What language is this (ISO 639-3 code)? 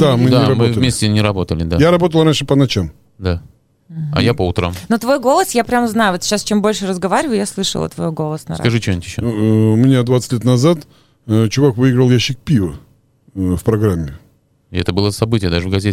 rus